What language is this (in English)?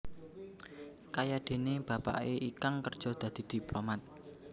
Javanese